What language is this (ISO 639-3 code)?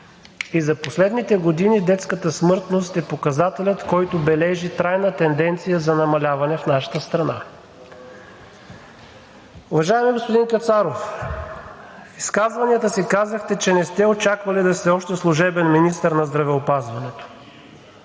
bul